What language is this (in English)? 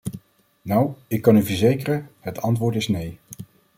Dutch